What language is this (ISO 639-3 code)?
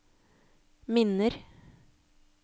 nor